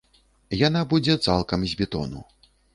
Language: Belarusian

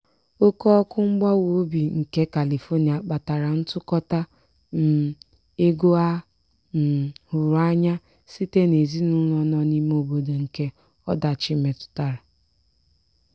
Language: Igbo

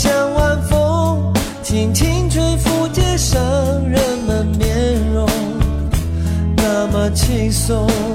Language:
Chinese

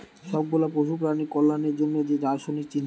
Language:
Bangla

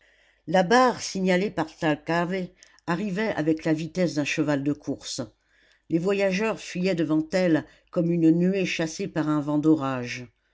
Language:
French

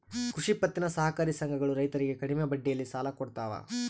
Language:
Kannada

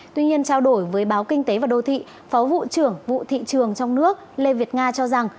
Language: Vietnamese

